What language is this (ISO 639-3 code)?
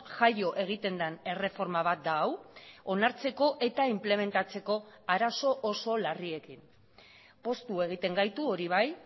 eus